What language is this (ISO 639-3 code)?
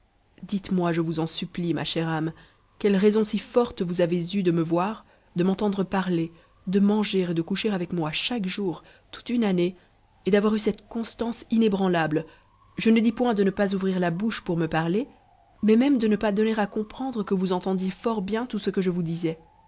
fra